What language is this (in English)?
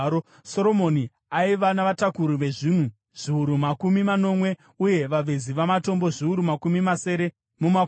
Shona